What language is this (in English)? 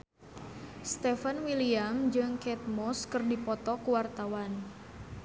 Sundanese